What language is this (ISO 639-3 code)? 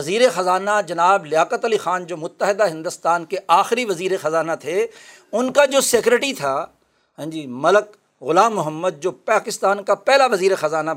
urd